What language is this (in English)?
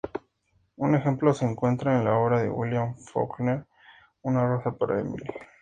Spanish